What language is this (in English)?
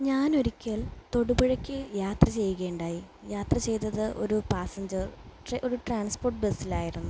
Malayalam